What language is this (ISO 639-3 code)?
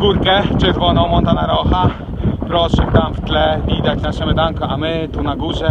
pol